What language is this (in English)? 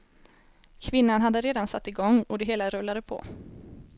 Swedish